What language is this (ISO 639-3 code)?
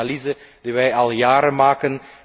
nld